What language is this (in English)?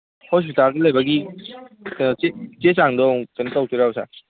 Manipuri